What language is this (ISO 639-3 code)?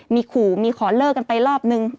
tha